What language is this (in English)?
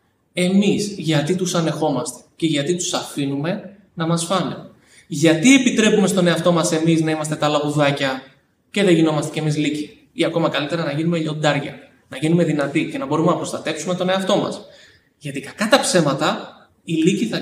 Greek